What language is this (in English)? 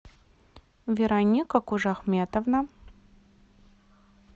Russian